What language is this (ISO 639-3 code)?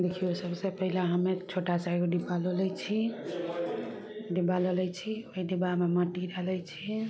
mai